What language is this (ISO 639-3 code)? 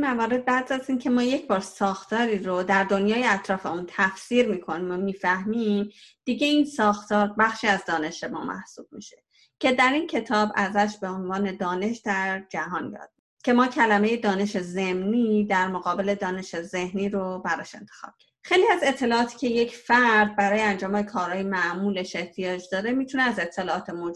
fas